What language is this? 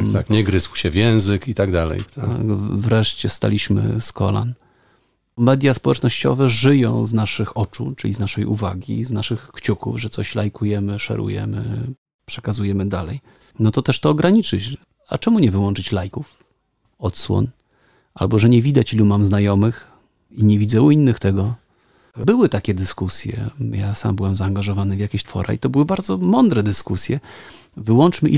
Polish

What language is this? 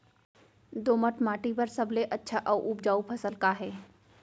Chhattisgarhi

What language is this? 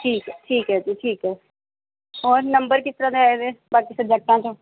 Punjabi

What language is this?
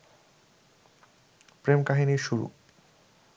Bangla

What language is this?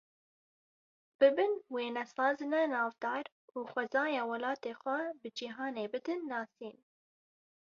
Kurdish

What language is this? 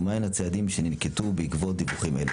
Hebrew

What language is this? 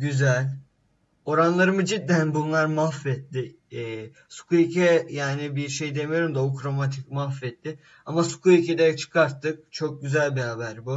Turkish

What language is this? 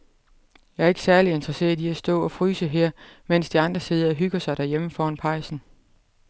Danish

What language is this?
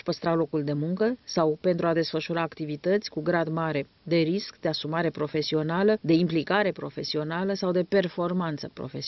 Romanian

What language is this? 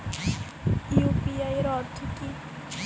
Bangla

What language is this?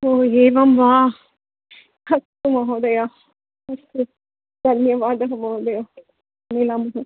Sanskrit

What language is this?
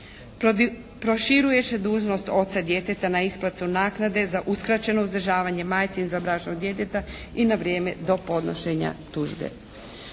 Croatian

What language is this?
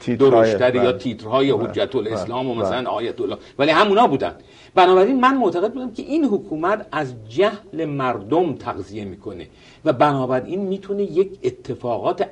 Persian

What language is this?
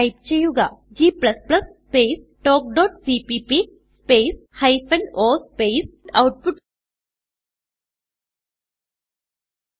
Malayalam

